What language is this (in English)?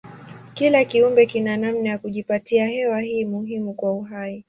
Swahili